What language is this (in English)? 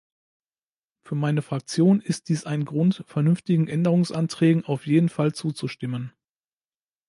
German